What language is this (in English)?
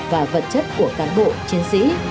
Vietnamese